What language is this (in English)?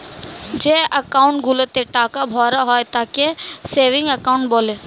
Bangla